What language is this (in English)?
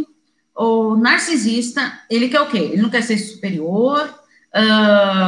Portuguese